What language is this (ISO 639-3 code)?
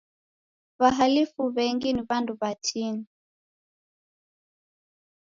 dav